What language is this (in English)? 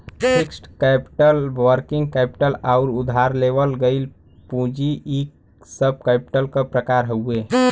Bhojpuri